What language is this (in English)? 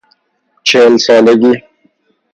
Persian